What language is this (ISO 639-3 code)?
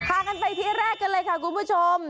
tha